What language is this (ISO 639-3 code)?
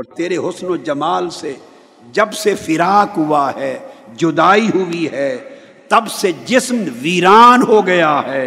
urd